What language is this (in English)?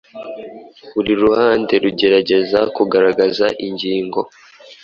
Kinyarwanda